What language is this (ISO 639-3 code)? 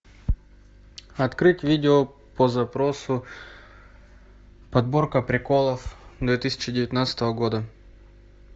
rus